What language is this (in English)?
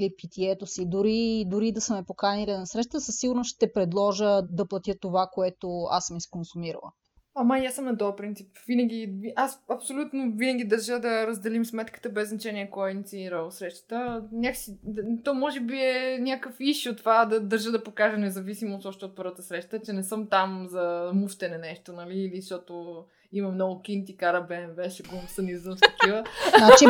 Bulgarian